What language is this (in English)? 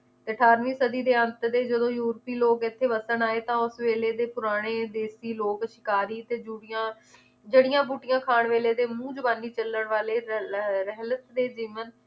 Punjabi